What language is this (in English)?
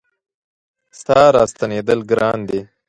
Pashto